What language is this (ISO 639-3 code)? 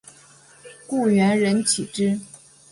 zho